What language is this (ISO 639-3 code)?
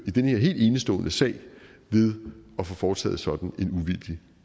dan